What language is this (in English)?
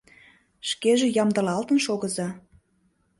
Mari